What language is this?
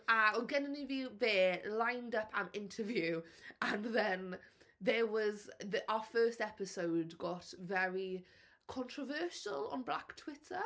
Welsh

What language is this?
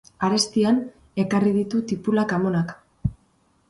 Basque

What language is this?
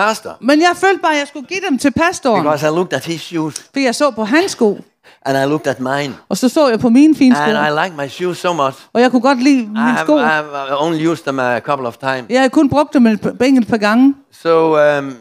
Danish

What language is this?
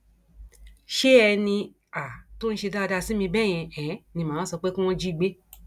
Yoruba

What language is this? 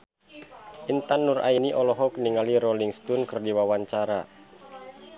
Sundanese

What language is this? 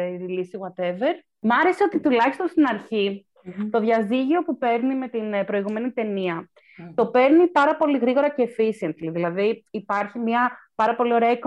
Greek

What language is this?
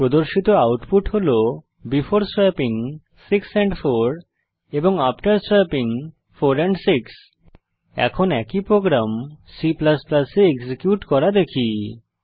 Bangla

